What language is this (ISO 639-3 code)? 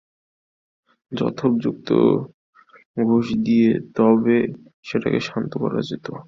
ben